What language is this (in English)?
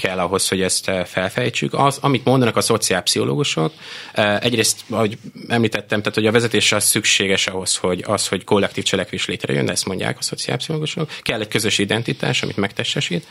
Hungarian